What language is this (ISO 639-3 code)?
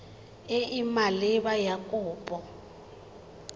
tsn